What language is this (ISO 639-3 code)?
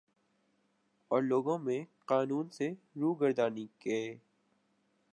urd